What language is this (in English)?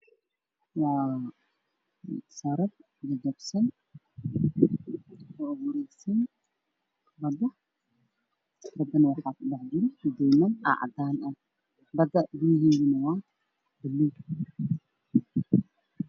Somali